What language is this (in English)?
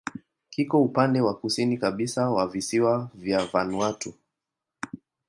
Swahili